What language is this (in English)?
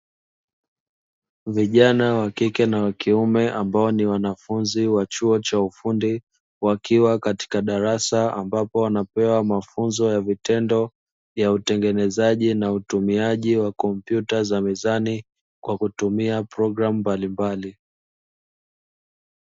Swahili